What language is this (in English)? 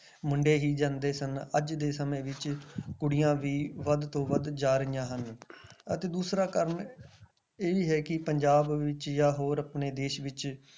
Punjabi